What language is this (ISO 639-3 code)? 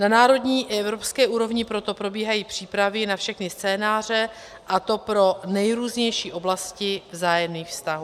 ces